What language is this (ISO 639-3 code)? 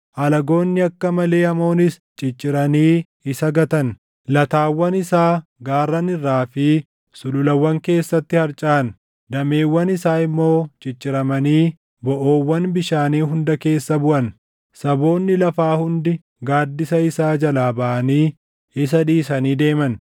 orm